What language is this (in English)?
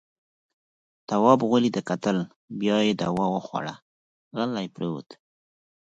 Pashto